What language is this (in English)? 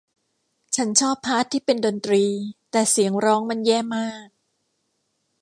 Thai